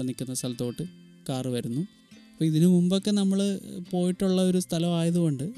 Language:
Malayalam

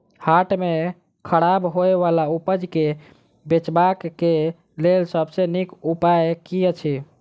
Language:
Maithili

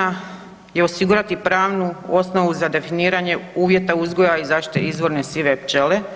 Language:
Croatian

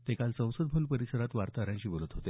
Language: Marathi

